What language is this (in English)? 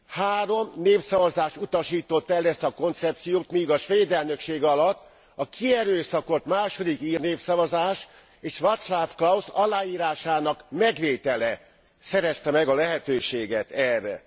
Hungarian